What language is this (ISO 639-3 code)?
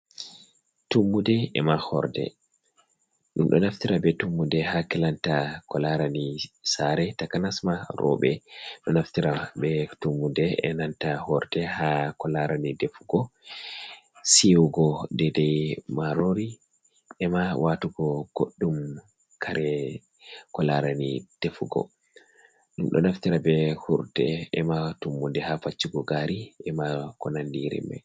ful